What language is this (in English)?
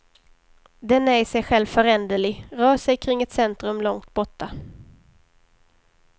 Swedish